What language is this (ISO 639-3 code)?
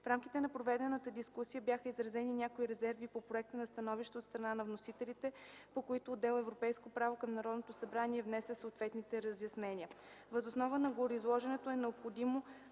bul